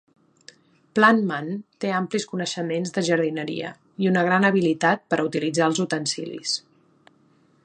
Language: Catalan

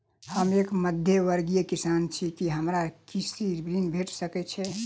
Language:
Maithili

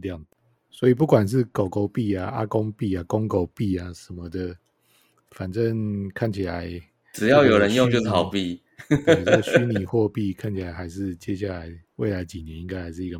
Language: Chinese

